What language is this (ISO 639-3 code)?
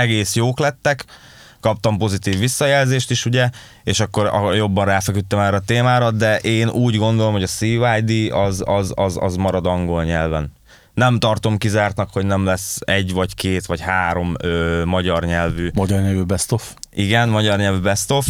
hun